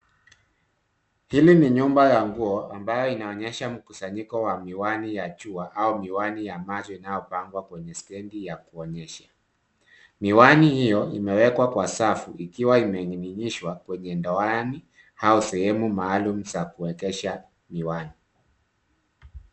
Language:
Swahili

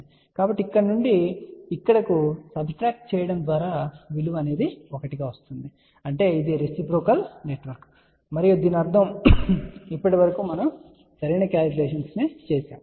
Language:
Telugu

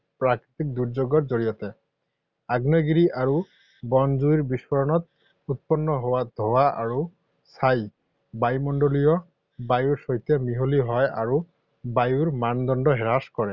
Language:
Assamese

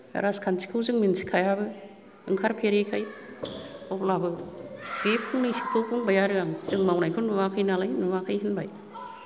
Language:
Bodo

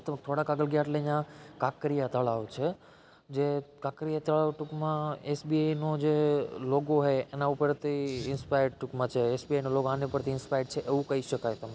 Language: Gujarati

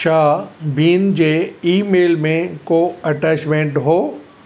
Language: Sindhi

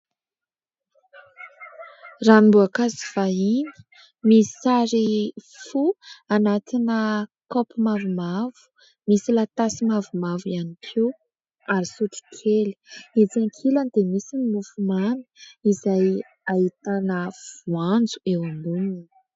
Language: Malagasy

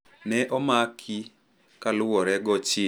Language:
Luo (Kenya and Tanzania)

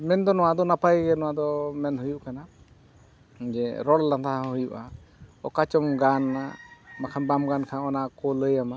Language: Santali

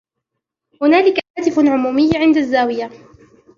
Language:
Arabic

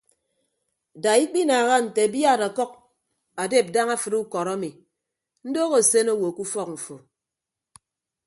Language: Ibibio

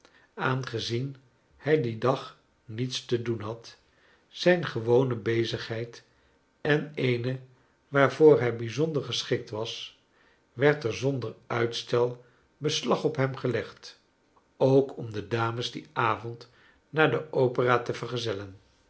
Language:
Dutch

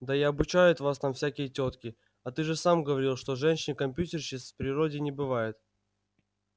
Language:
Russian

